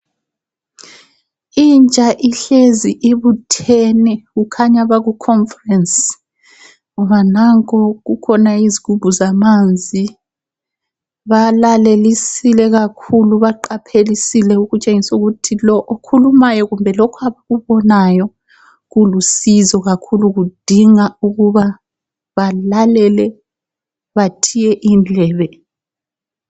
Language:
North Ndebele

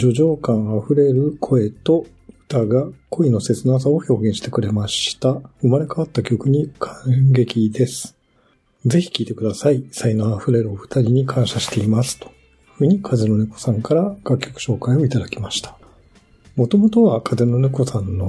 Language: Japanese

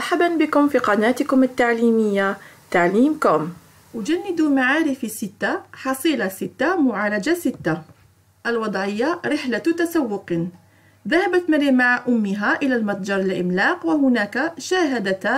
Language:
Arabic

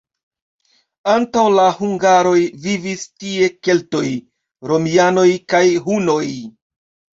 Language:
Esperanto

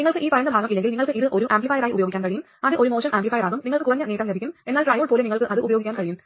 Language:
Malayalam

